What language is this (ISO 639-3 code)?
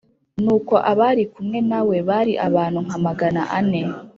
kin